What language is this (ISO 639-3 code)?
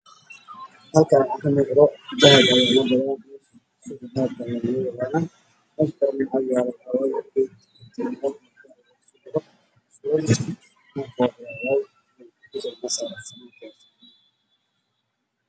som